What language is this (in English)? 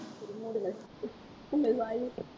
Tamil